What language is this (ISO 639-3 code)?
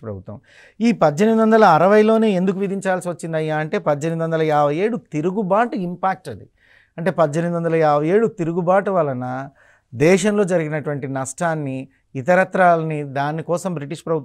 tel